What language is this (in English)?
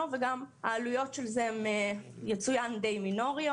Hebrew